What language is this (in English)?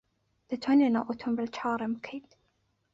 Central Kurdish